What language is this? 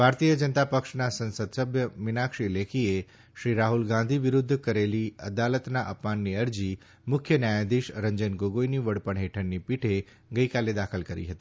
Gujarati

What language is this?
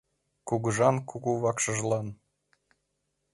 Mari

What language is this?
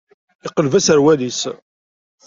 Kabyle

